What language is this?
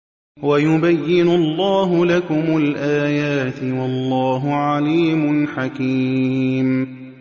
Arabic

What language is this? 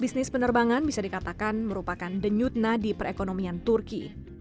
Indonesian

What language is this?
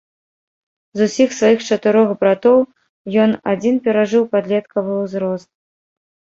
Belarusian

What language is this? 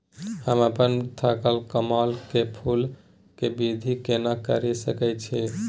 Maithili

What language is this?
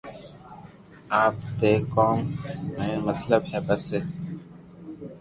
Loarki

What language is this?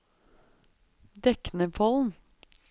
Norwegian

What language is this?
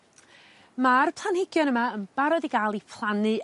Welsh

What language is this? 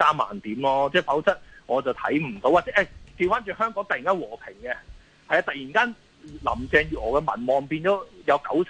Chinese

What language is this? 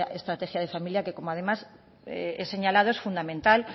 Spanish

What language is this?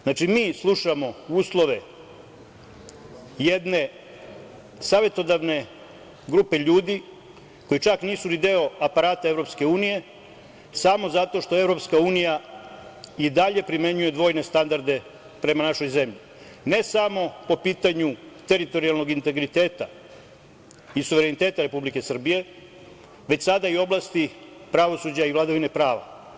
Serbian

